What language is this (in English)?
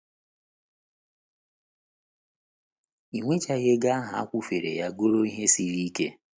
Igbo